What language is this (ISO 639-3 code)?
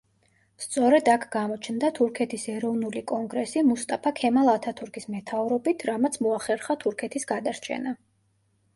kat